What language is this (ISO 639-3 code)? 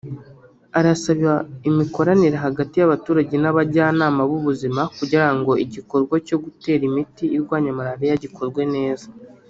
kin